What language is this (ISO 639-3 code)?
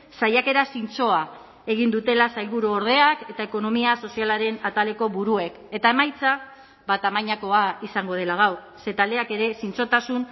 eus